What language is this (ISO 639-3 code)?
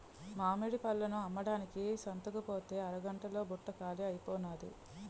tel